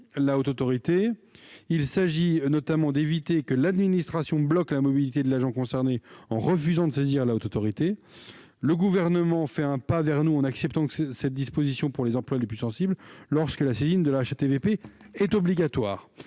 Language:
French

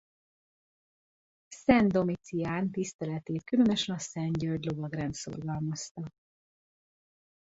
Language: Hungarian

